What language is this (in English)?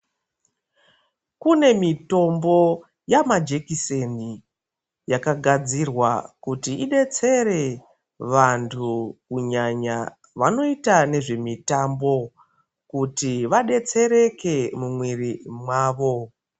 Ndau